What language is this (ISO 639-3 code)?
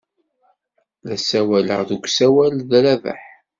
kab